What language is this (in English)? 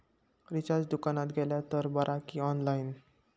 Marathi